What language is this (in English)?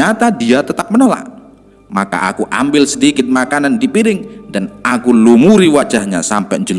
Indonesian